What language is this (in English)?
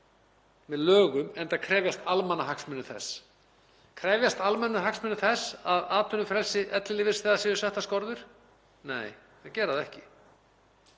Icelandic